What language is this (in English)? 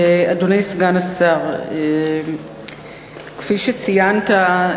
Hebrew